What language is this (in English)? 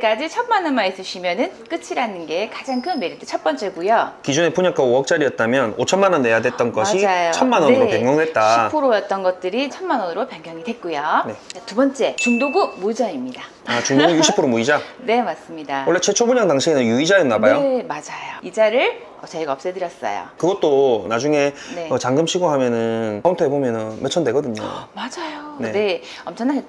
Korean